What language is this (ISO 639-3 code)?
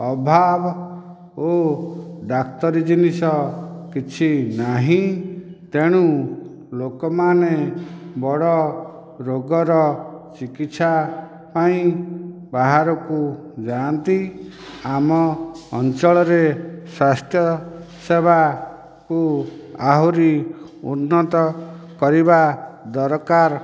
ori